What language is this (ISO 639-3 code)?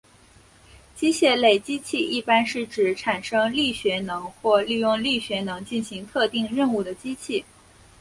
zho